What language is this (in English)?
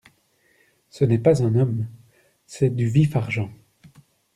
French